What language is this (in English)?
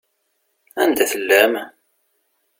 Kabyle